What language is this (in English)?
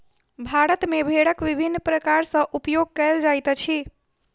Maithili